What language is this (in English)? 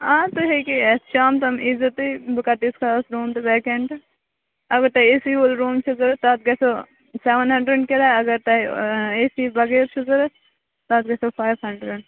Kashmiri